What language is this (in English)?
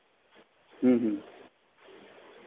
Santali